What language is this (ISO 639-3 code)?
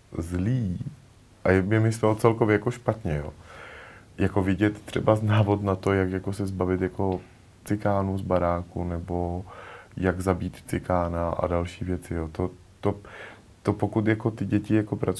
ces